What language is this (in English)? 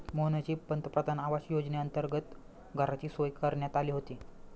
Marathi